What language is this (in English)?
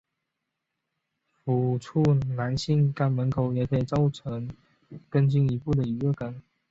Chinese